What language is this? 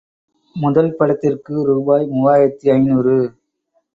Tamil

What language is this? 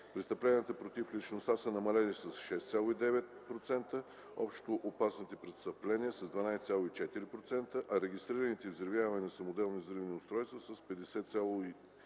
Bulgarian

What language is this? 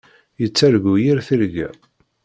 Kabyle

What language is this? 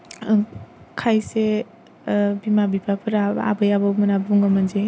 Bodo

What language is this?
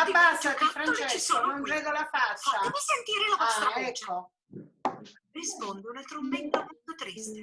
Italian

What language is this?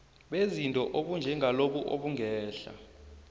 South Ndebele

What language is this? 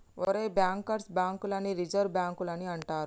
Telugu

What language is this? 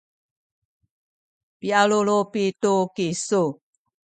Sakizaya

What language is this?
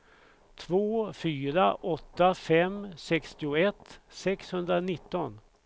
Swedish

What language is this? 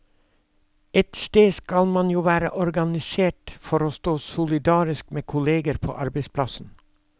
Norwegian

